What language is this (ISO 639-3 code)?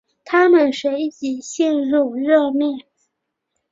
zho